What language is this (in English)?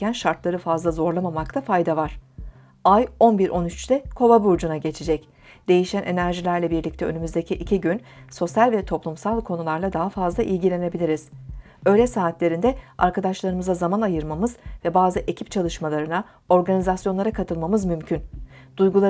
Turkish